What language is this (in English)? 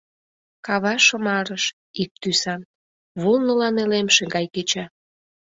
Mari